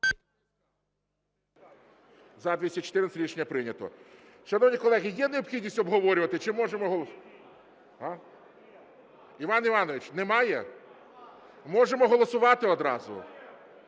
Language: Ukrainian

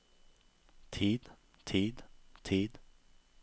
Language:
Norwegian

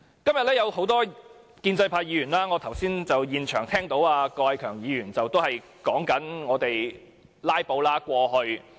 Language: Cantonese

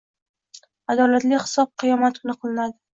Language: Uzbek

